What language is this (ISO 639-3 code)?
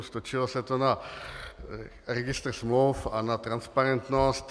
ces